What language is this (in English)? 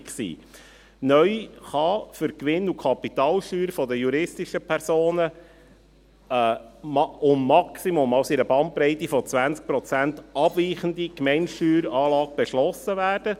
Swiss German